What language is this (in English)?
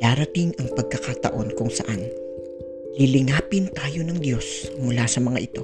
Filipino